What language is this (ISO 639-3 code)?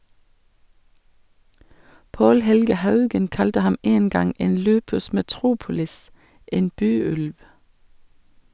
nor